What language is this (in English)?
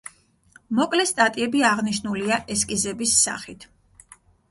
Georgian